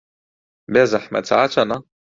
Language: Central Kurdish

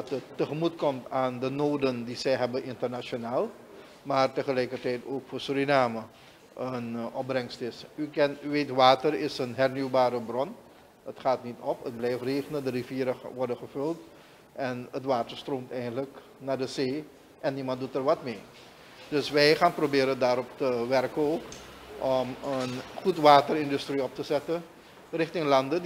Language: Dutch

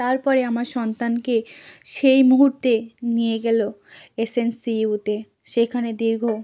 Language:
Bangla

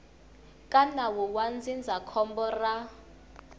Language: Tsonga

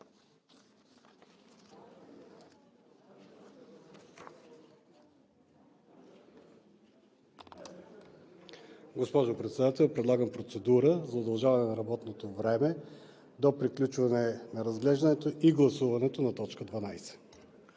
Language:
Bulgarian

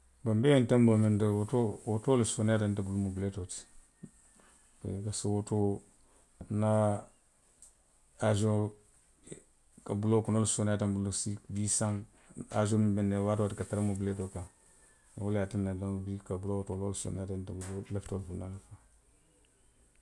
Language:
Western Maninkakan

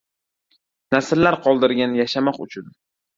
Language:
Uzbek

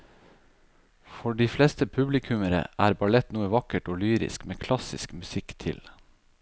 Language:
Norwegian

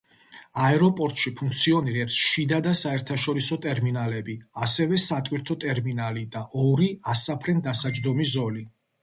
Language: Georgian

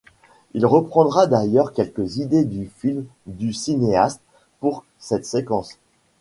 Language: French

